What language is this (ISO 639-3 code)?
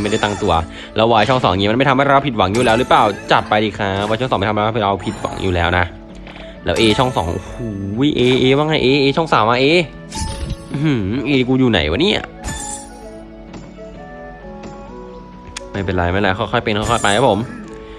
tha